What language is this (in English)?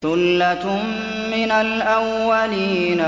Arabic